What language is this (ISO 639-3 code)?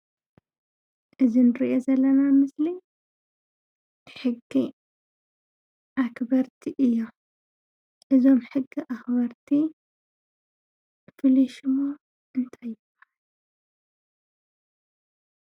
tir